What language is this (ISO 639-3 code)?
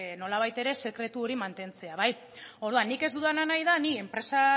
eus